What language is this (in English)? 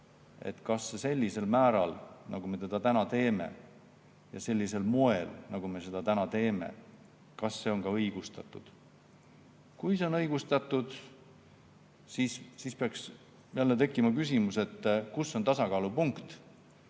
Estonian